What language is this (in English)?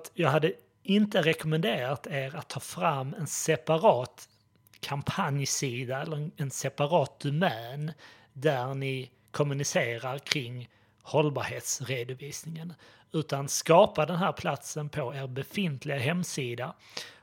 Swedish